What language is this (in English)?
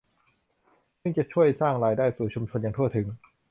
Thai